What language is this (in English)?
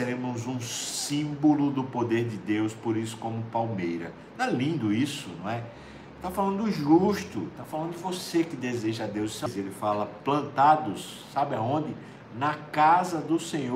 Portuguese